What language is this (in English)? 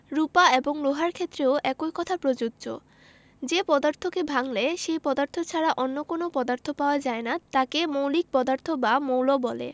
Bangla